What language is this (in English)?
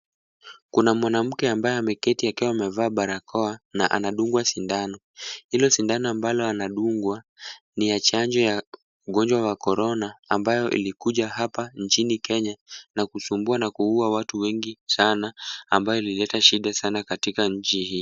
Swahili